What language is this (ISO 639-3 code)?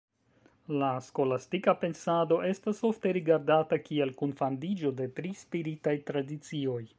epo